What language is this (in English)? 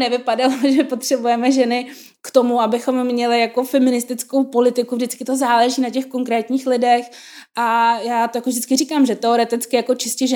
Czech